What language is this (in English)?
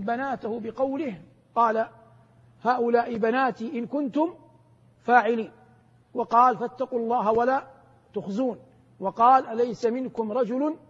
Arabic